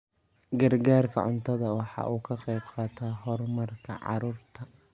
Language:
Somali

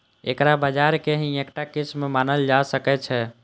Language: Maithili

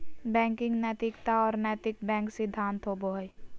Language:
Magahi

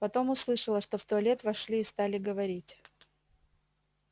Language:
Russian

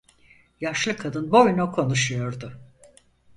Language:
Turkish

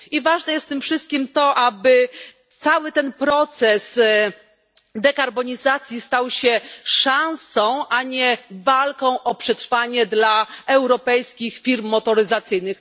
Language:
Polish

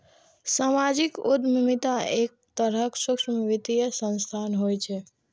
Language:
Maithili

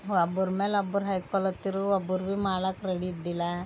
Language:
Kannada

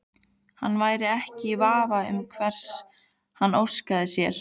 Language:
Icelandic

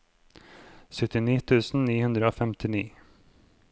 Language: Norwegian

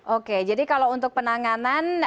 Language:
Indonesian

